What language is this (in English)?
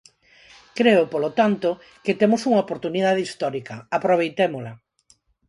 Galician